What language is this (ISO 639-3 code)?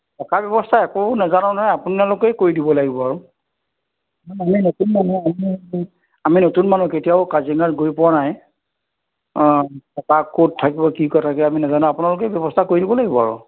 asm